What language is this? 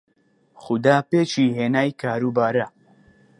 Central Kurdish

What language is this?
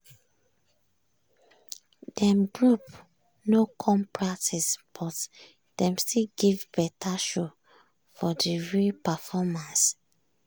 Nigerian Pidgin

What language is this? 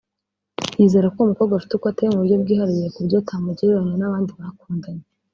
Kinyarwanda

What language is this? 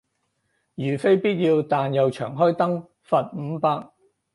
Cantonese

